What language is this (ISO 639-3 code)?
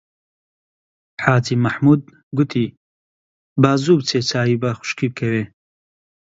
ckb